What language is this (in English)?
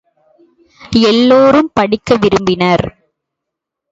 Tamil